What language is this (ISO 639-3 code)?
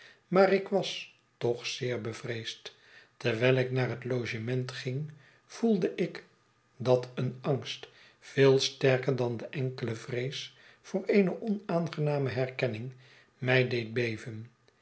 nld